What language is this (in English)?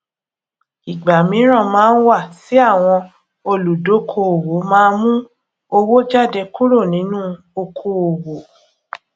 Yoruba